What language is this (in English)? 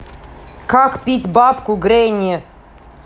Russian